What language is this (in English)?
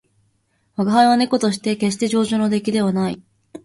Japanese